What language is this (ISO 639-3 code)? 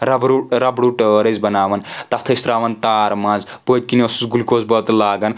kas